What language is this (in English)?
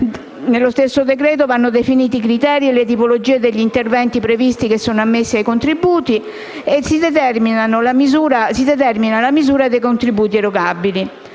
Italian